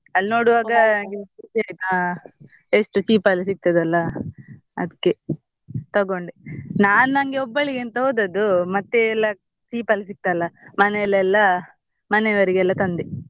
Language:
Kannada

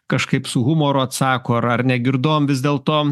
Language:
Lithuanian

